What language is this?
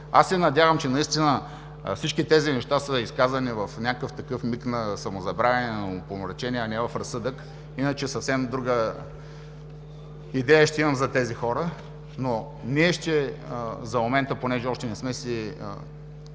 Bulgarian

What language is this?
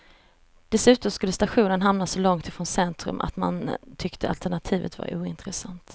Swedish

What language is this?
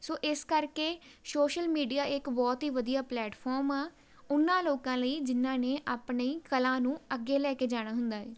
Punjabi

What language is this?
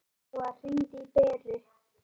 Icelandic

